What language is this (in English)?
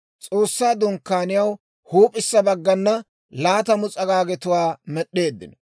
Dawro